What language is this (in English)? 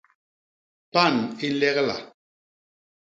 Basaa